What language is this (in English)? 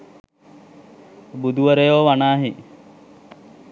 Sinhala